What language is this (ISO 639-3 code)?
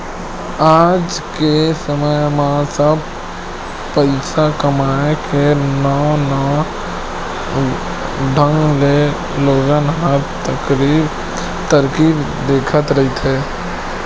hne